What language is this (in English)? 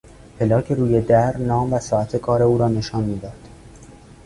Persian